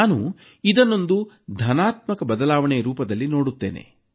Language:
Kannada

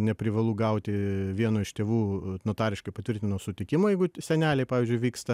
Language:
Lithuanian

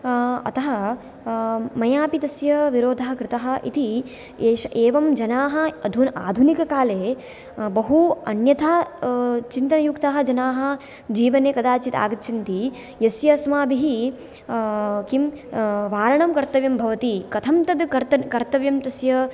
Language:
Sanskrit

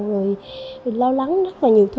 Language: Vietnamese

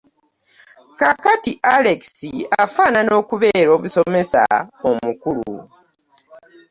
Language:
Ganda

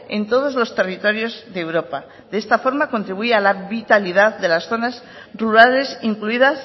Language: Spanish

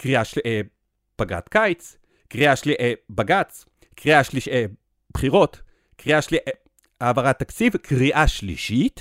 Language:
Hebrew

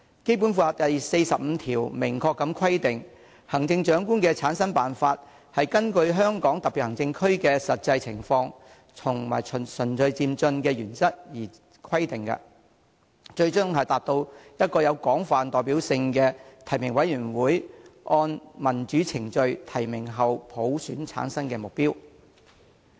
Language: Cantonese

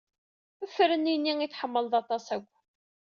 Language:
Kabyle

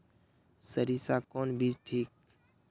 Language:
Magahi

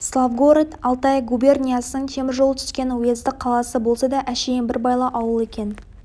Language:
Kazakh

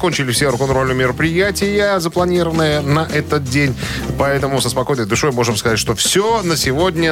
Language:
Russian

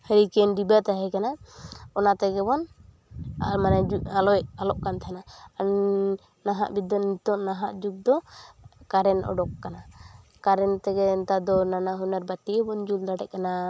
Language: Santali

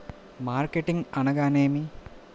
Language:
Telugu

